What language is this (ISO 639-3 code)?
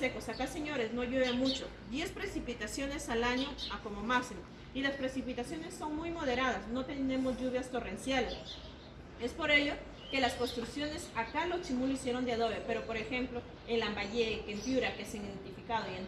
spa